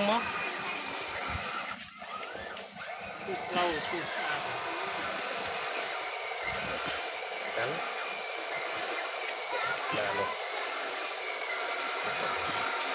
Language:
Vietnamese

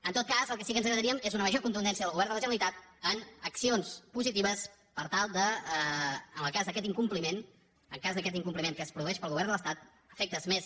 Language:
Catalan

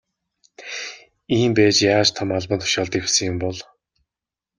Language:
Mongolian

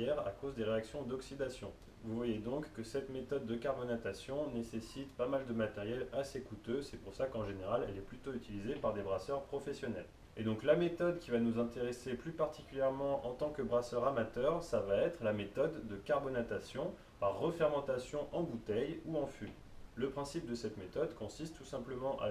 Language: French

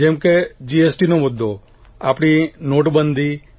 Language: Gujarati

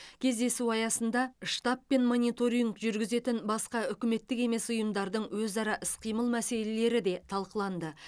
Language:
Kazakh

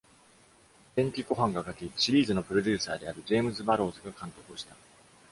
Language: Japanese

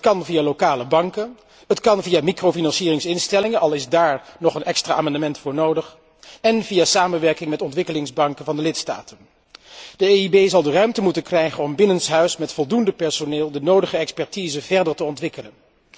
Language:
Dutch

